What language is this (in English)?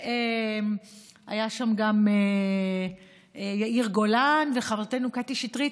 Hebrew